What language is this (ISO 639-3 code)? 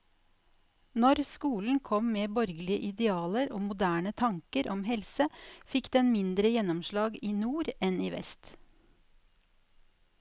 nor